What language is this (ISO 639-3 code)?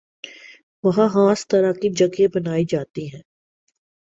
urd